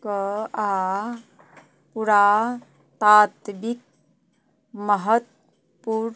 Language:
Maithili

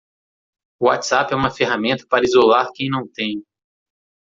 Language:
Portuguese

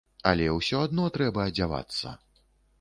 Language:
Belarusian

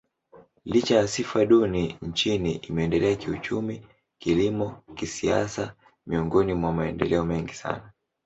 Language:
Swahili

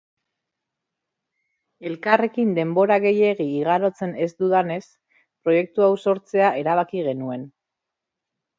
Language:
Basque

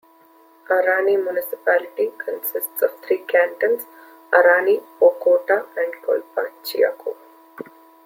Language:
English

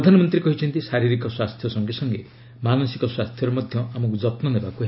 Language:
Odia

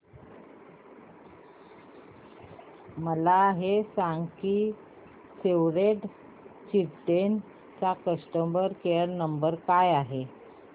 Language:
Marathi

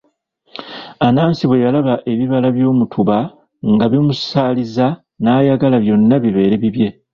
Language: Ganda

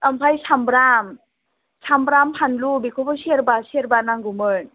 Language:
Bodo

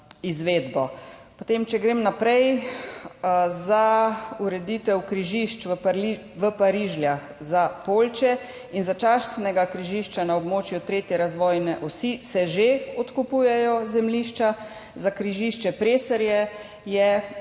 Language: Slovenian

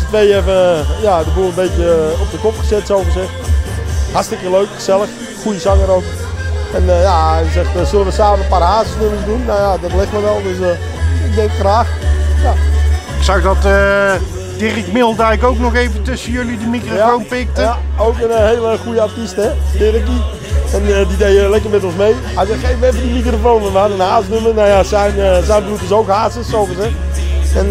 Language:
Dutch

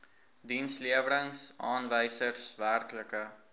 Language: Afrikaans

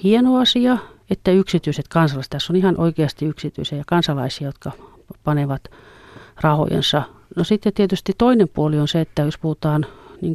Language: Finnish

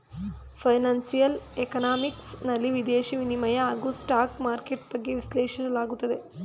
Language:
Kannada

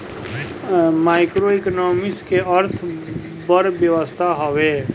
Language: Bhojpuri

